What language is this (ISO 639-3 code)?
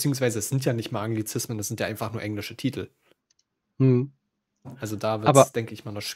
deu